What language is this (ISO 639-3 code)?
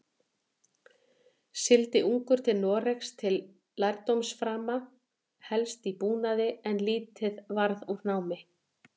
isl